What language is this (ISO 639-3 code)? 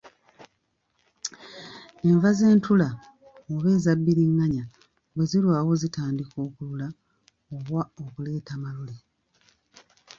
lug